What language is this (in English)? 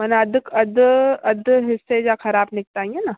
Sindhi